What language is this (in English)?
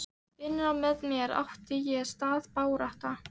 Icelandic